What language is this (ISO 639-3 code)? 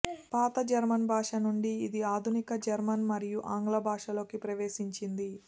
tel